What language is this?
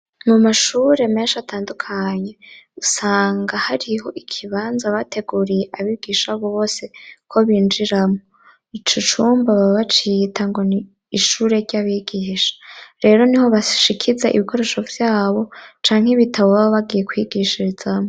Rundi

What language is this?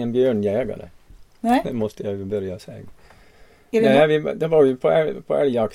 Swedish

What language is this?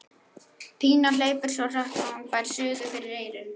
Icelandic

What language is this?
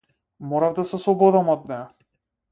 Macedonian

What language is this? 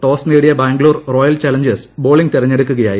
Malayalam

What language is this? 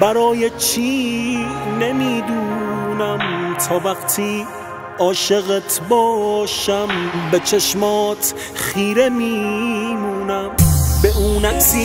Persian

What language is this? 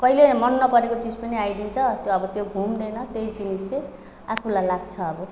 Nepali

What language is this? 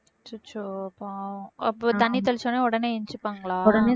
Tamil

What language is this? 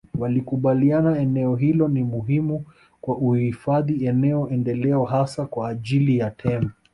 Swahili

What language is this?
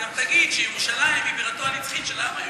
Hebrew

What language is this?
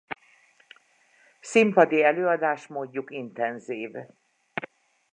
Hungarian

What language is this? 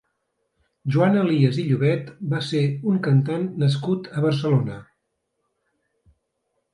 Catalan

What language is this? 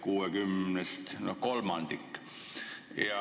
Estonian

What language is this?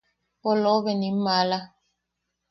Yaqui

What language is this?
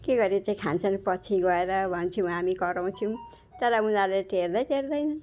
Nepali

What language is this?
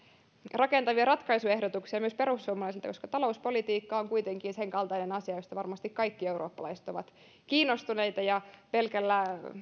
Finnish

